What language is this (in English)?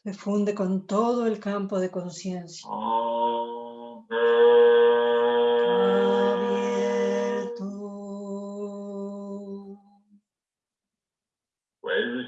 Spanish